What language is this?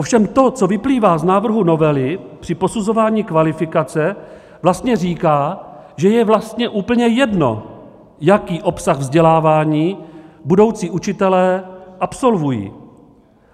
Czech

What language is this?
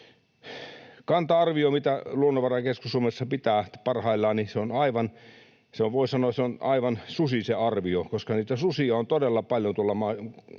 Finnish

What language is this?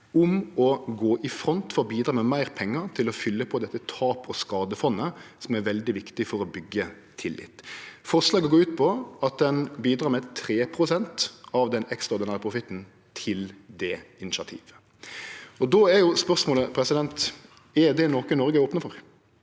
Norwegian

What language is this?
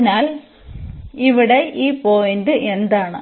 Malayalam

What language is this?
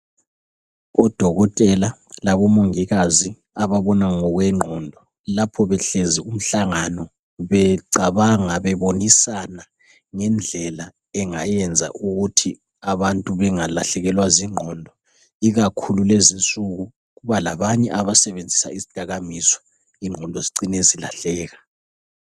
North Ndebele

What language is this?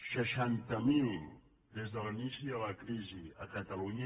Catalan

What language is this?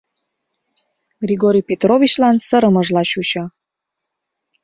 Mari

